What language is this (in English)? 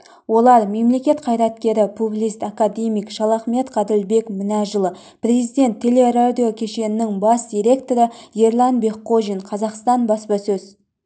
Kazakh